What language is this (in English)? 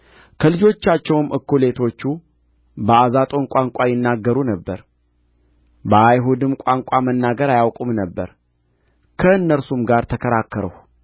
Amharic